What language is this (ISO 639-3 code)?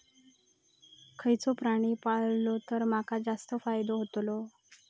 mar